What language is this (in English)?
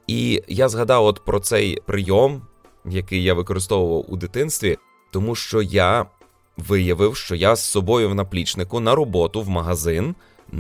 Ukrainian